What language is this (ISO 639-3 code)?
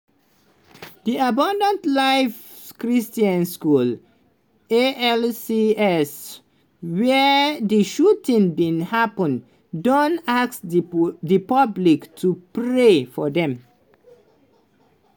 pcm